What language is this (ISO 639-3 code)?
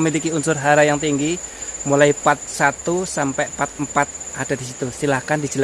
ind